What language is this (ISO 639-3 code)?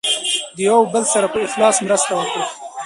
pus